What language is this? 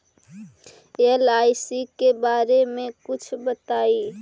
Magahi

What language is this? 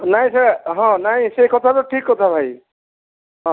Odia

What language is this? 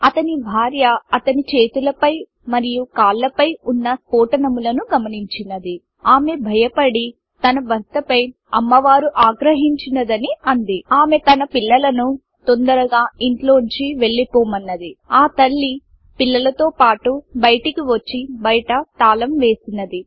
Telugu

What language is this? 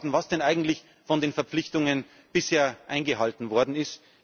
German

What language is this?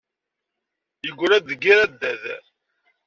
Kabyle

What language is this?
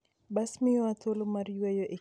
Luo (Kenya and Tanzania)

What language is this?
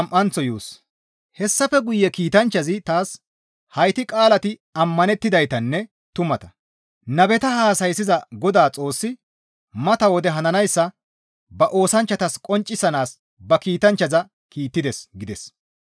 Gamo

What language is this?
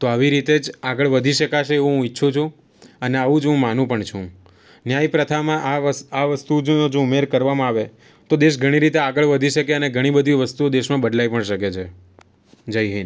Gujarati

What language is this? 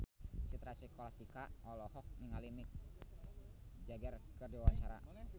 Sundanese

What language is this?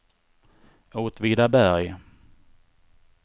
Swedish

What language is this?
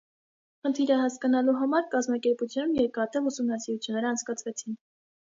Armenian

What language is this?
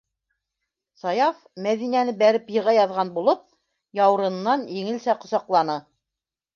Bashkir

